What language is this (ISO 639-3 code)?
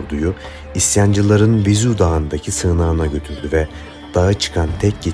tur